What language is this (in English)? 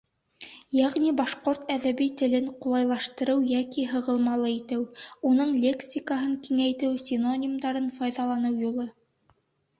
Bashkir